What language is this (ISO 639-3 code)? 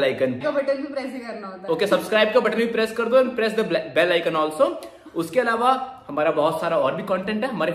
hin